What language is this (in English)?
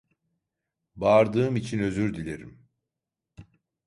Turkish